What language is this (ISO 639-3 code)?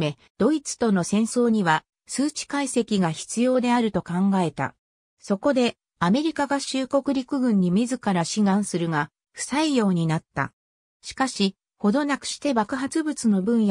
jpn